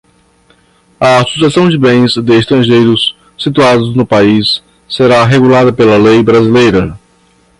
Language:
Portuguese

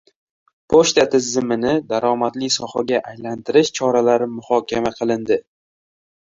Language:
Uzbek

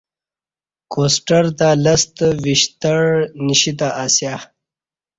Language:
Kati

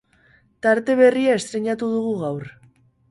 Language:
Basque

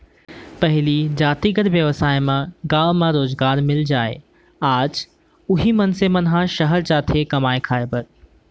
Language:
Chhattisgarhi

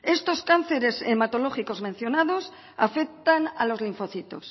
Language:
Spanish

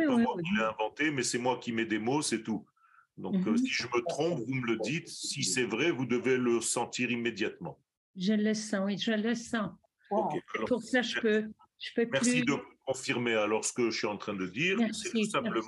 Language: French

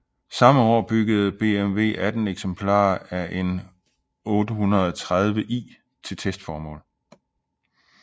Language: Danish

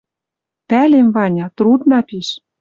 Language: Western Mari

